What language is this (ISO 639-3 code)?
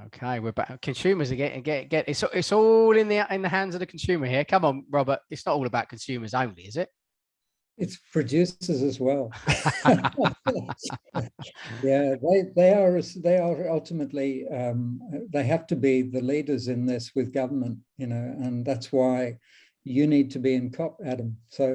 eng